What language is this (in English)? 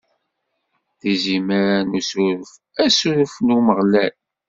Kabyle